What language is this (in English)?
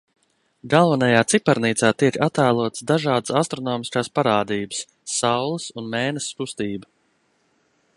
Latvian